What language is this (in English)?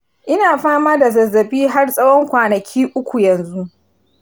Hausa